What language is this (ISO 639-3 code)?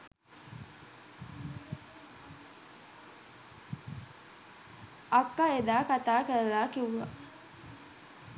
sin